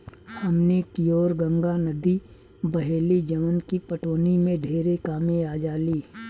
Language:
Bhojpuri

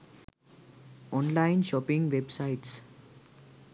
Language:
Sinhala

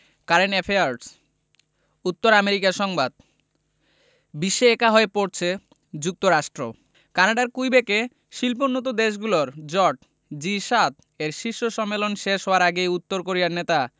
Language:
Bangla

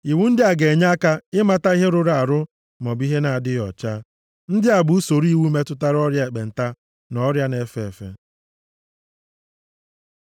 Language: Igbo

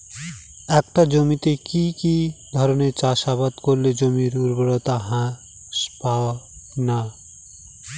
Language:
Bangla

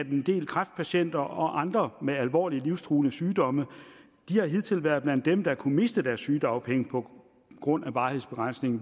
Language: Danish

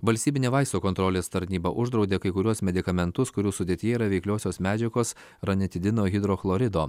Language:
Lithuanian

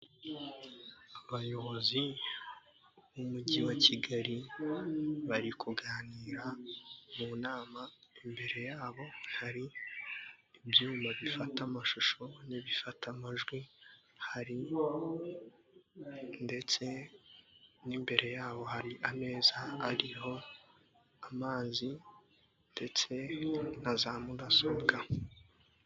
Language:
Kinyarwanda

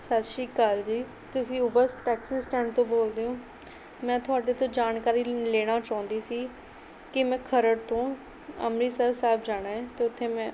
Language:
Punjabi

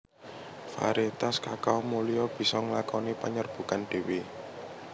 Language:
Javanese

